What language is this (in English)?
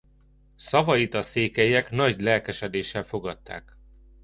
Hungarian